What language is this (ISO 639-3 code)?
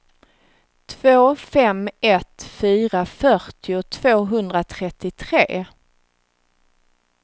swe